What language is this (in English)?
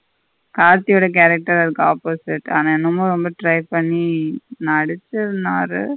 Tamil